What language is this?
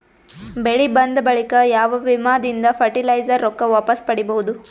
Kannada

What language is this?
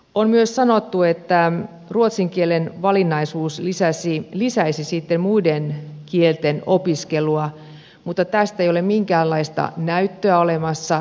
Finnish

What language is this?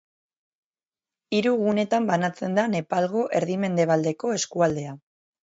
Basque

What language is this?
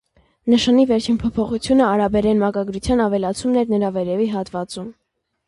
Armenian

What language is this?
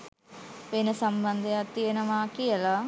Sinhala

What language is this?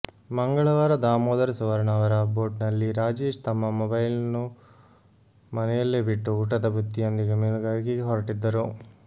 Kannada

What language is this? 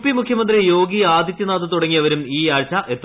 Malayalam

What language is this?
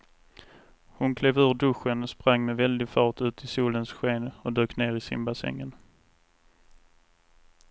Swedish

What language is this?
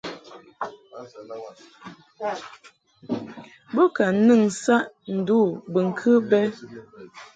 Mungaka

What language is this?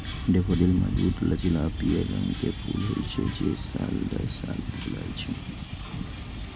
Maithili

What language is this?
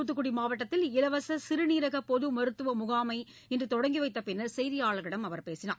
Tamil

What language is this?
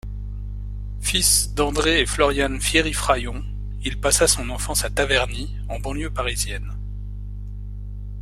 French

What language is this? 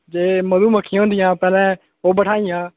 Dogri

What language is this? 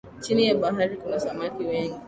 Swahili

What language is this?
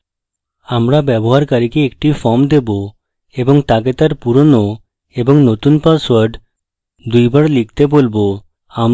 Bangla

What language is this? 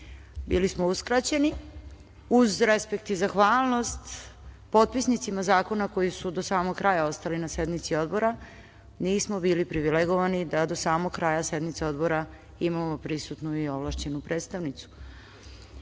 Serbian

